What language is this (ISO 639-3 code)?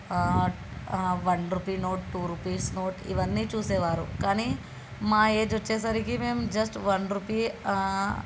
tel